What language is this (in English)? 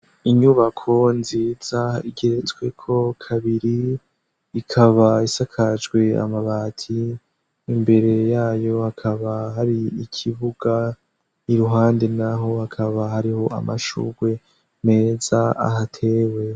Rundi